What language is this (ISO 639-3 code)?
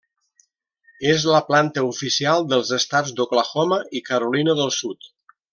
cat